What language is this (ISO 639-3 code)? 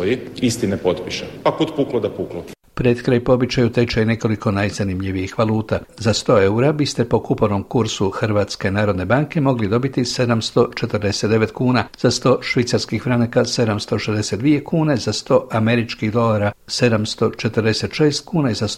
hrv